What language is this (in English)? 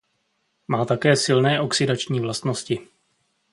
Czech